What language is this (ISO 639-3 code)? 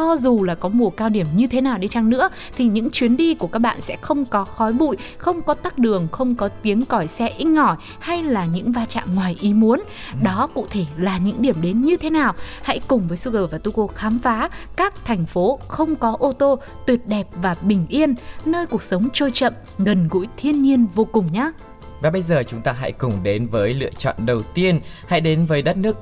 vie